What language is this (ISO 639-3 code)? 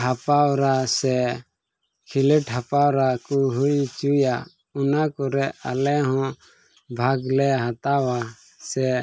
sat